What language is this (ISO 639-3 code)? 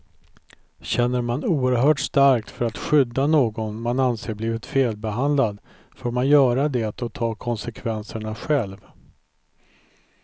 swe